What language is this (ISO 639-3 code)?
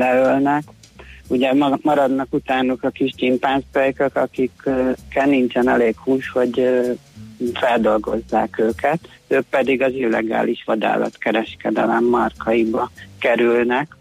hun